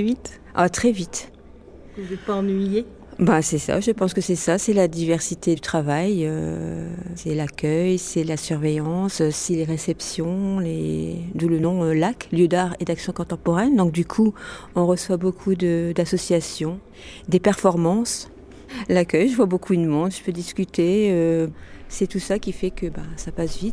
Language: French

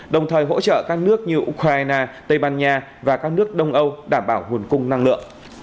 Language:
Vietnamese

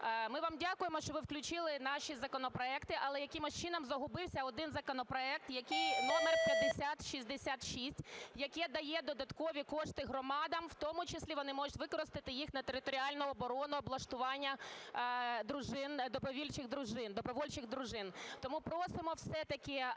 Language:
Ukrainian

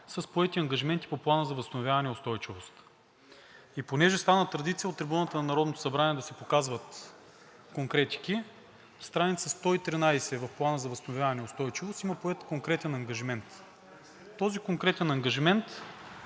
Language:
Bulgarian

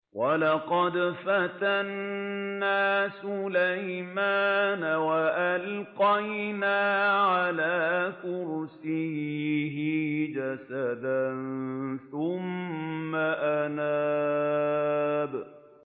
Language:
Arabic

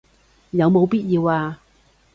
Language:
Cantonese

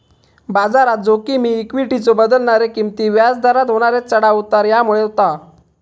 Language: Marathi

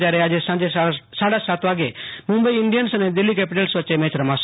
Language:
Gujarati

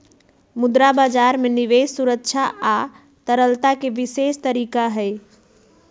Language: Magahi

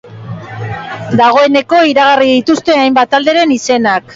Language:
Basque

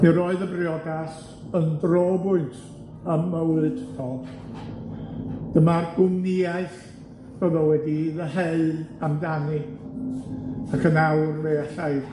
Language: Welsh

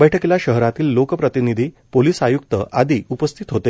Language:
Marathi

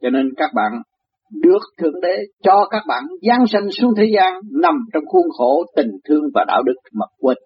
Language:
Vietnamese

